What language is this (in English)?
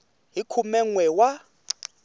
Tsonga